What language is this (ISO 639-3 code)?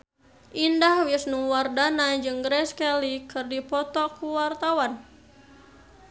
sun